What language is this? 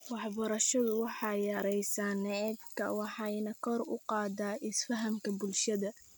Somali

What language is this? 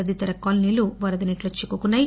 Telugu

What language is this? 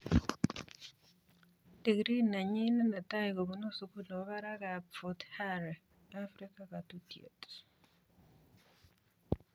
Kalenjin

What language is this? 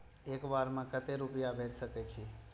Maithili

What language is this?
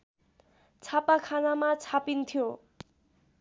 Nepali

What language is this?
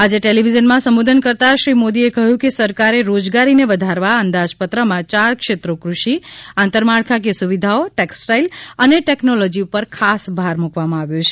Gujarati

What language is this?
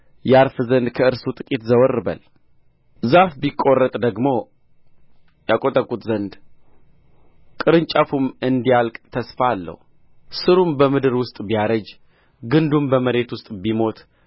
Amharic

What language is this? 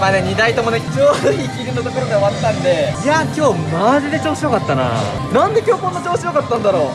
Japanese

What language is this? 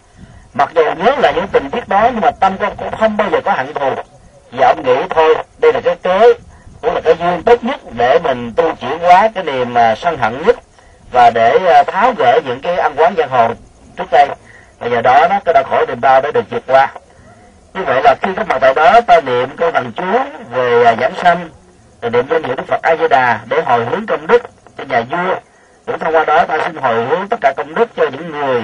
Vietnamese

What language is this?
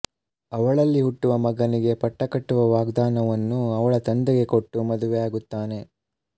Kannada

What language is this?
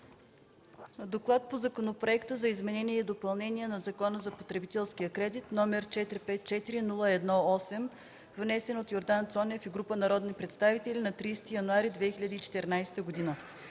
Bulgarian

